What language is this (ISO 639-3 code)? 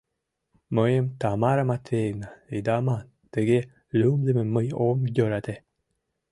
chm